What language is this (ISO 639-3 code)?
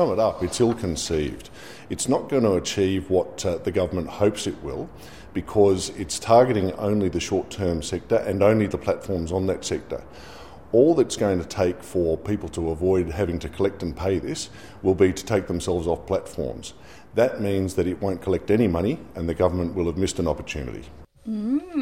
fil